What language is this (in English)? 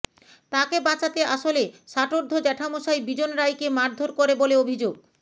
Bangla